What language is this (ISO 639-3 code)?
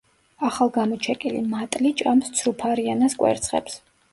kat